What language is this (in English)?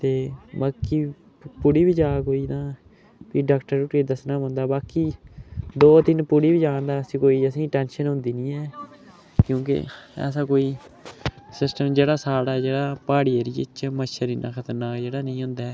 Dogri